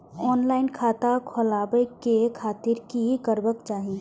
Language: Maithili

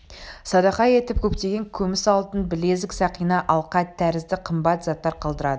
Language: Kazakh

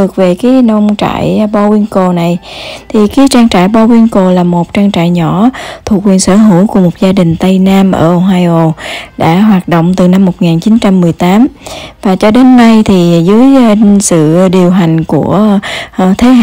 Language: Vietnamese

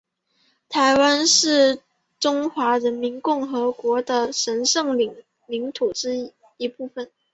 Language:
Chinese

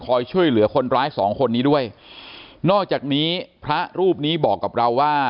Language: Thai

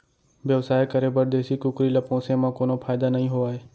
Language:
Chhattisgarhi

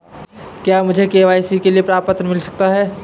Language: Hindi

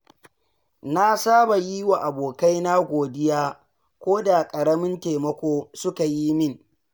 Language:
Hausa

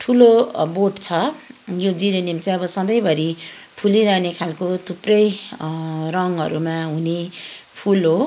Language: Nepali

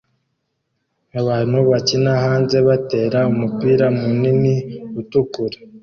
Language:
Kinyarwanda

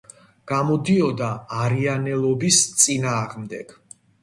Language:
Georgian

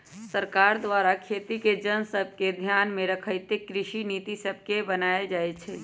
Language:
Magahi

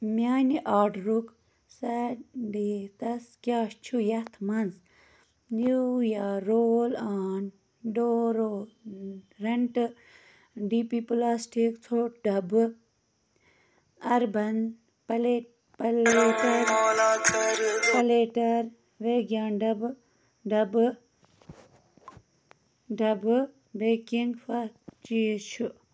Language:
Kashmiri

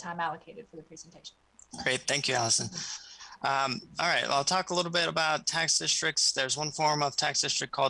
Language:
English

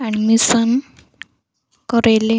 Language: Odia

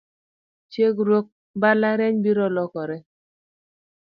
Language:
Luo (Kenya and Tanzania)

